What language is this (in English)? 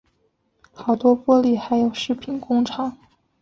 Chinese